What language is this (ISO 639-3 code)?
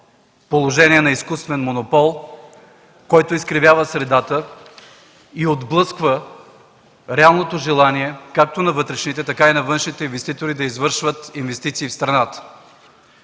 bul